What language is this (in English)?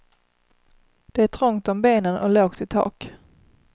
Swedish